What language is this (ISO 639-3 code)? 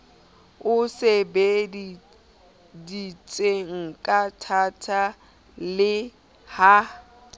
sot